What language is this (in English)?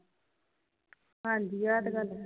Punjabi